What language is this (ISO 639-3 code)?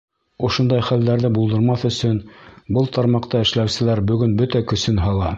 bak